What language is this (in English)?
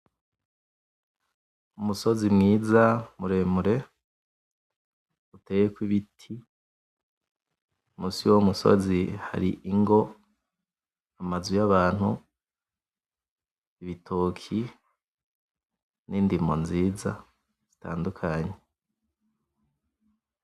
Rundi